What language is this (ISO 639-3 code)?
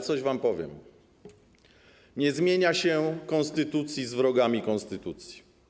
pol